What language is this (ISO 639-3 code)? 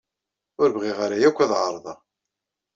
kab